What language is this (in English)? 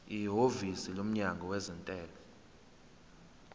Zulu